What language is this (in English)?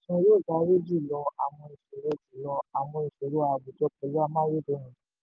Yoruba